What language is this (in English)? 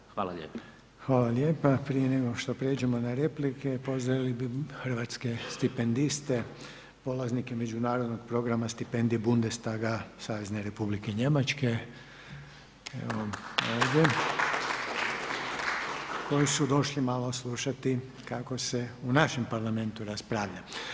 Croatian